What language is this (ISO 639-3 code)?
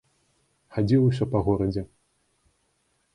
bel